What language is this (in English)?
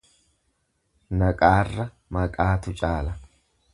Oromo